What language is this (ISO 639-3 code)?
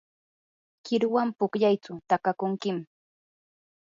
qur